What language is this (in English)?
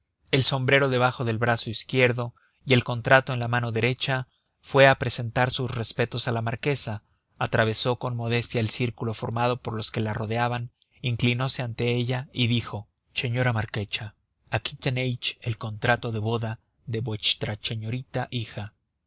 Spanish